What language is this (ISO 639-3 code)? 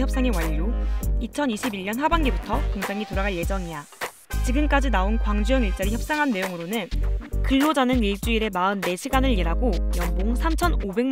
kor